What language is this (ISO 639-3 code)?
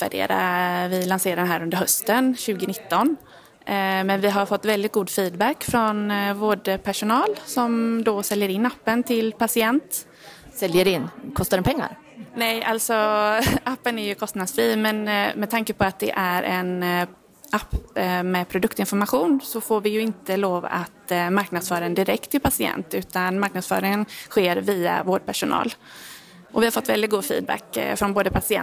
swe